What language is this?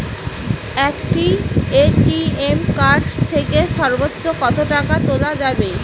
Bangla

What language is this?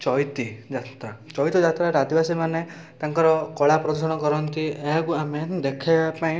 Odia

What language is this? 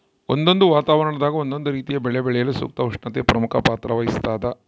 Kannada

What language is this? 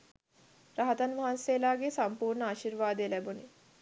Sinhala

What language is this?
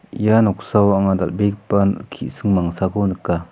Garo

